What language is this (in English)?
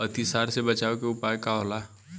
Bhojpuri